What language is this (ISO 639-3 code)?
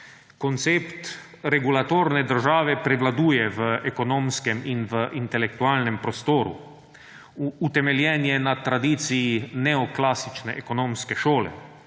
slv